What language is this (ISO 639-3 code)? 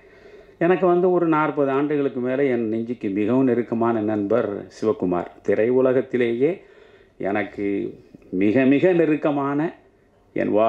tam